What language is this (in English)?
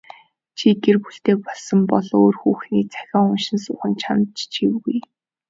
Mongolian